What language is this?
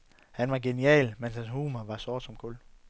Danish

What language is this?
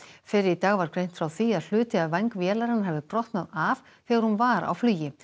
Icelandic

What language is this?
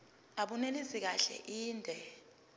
Zulu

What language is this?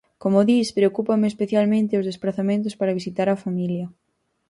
Galician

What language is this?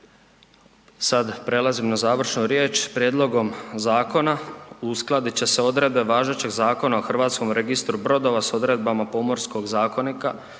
Croatian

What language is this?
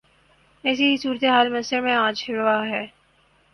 Urdu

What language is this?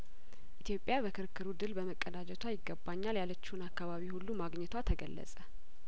Amharic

